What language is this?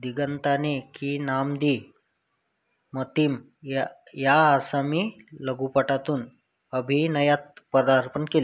Marathi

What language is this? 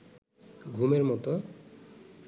Bangla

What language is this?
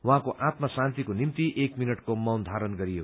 Nepali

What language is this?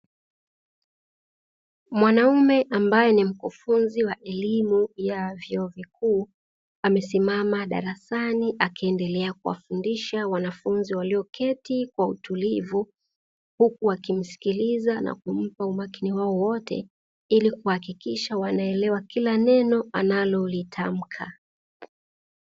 Swahili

